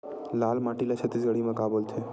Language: Chhattisgarhi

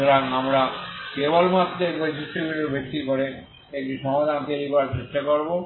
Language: Bangla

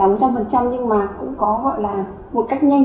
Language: Vietnamese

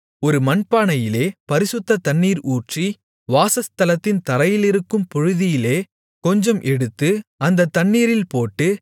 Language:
Tamil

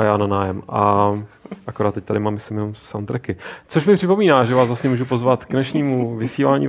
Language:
Czech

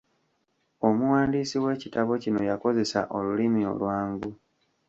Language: Ganda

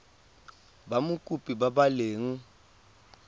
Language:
Tswana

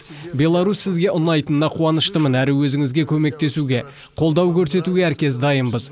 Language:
Kazakh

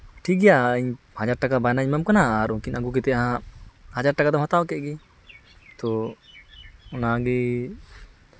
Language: Santali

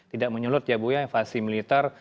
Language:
Indonesian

